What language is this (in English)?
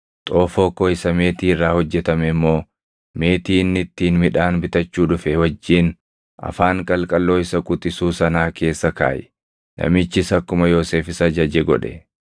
Oromo